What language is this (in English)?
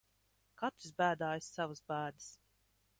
Latvian